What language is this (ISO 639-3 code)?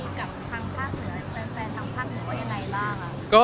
tha